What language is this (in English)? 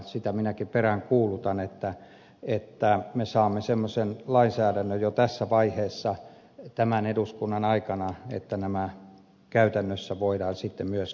Finnish